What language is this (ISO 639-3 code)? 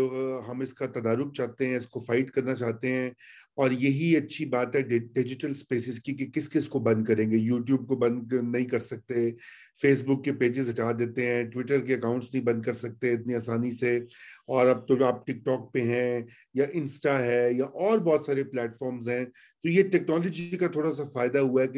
urd